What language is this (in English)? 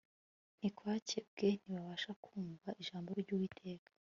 Kinyarwanda